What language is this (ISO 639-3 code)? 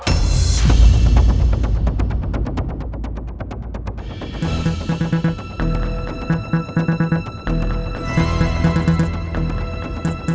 ind